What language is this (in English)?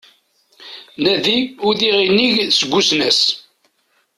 Kabyle